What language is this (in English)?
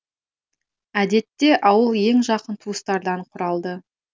Kazakh